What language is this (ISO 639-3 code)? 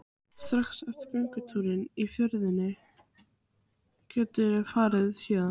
isl